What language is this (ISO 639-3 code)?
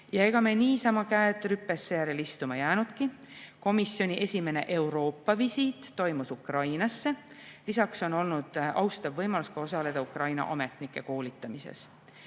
est